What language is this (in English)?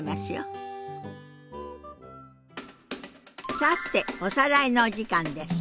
Japanese